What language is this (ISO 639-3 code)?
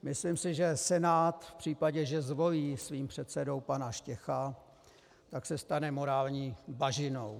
ces